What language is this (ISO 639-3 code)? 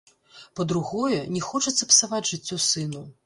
bel